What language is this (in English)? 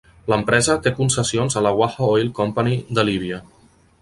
Catalan